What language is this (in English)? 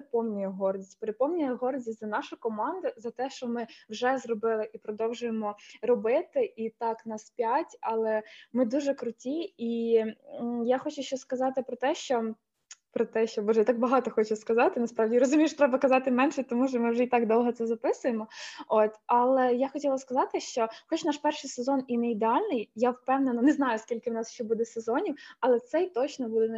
Ukrainian